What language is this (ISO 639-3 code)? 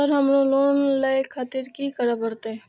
mai